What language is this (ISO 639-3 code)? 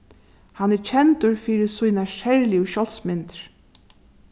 fao